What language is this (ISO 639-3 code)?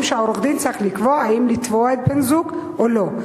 heb